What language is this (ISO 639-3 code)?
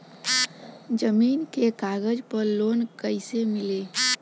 bho